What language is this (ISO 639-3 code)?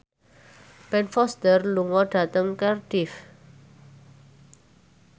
jav